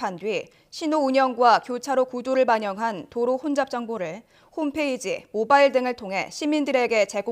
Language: Korean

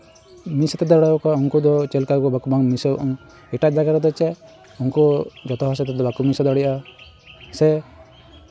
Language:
Santali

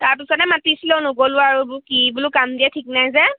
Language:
Assamese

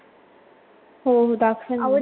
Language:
Marathi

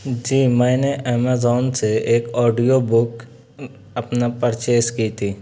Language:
Urdu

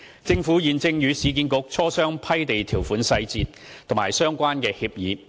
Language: Cantonese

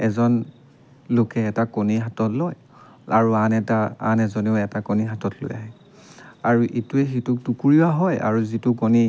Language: Assamese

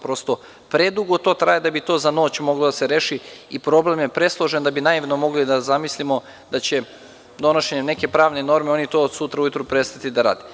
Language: Serbian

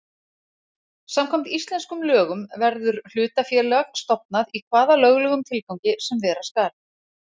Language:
Icelandic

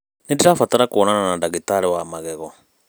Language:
Kikuyu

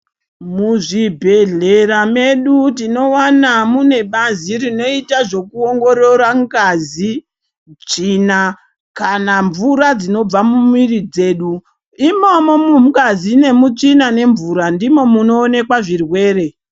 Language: Ndau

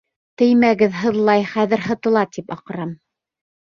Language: Bashkir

